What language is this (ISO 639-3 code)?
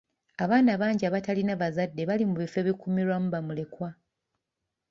lug